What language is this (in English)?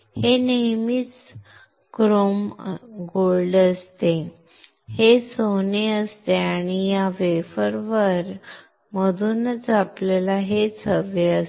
Marathi